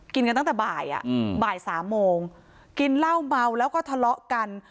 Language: Thai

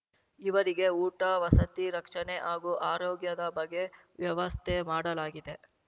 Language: Kannada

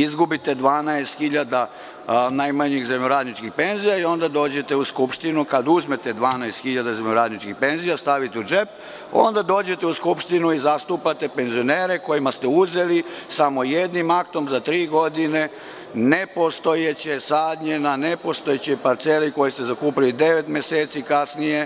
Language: Serbian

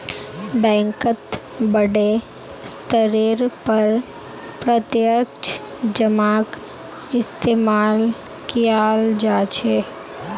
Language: Magahi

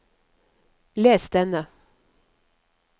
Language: Norwegian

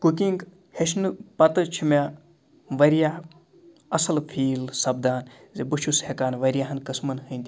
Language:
Kashmiri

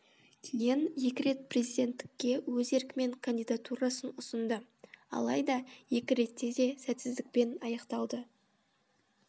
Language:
Kazakh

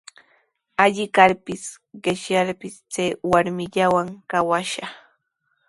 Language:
Sihuas Ancash Quechua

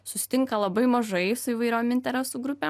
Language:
Lithuanian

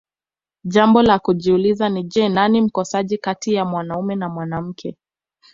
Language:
Swahili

